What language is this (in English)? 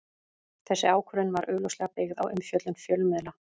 Icelandic